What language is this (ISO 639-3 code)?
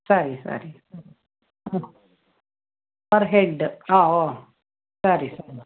kan